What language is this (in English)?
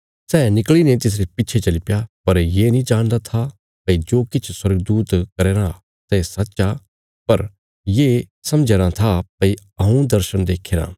Bilaspuri